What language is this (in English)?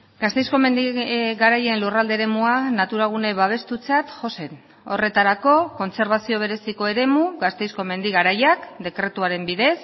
Basque